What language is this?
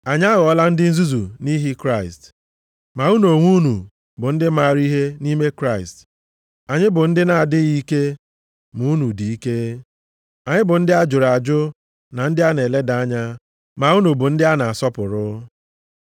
Igbo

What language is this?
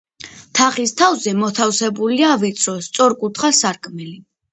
Georgian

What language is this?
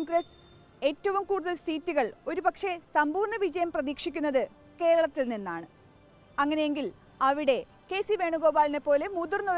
Malayalam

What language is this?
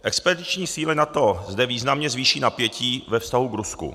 Czech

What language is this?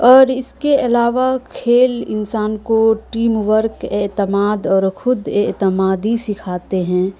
Urdu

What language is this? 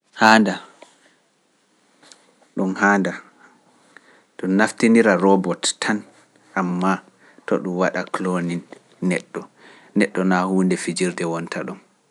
Pular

